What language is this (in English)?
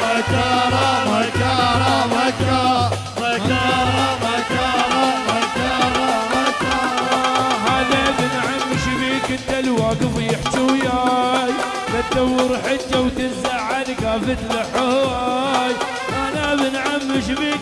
Arabic